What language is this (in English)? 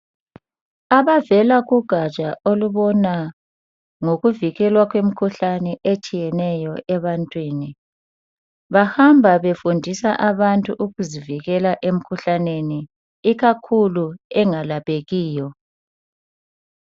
North Ndebele